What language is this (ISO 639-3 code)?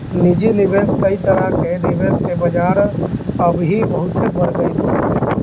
bho